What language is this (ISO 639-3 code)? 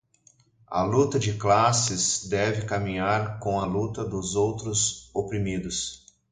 por